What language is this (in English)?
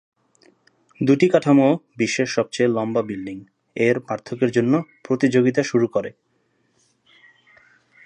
Bangla